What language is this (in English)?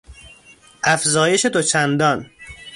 Persian